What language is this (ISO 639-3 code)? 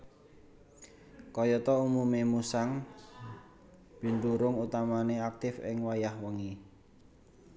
jav